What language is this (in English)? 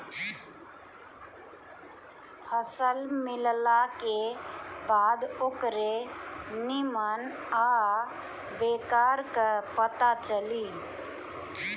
Bhojpuri